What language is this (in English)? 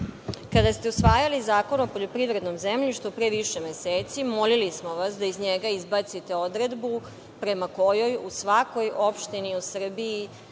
Serbian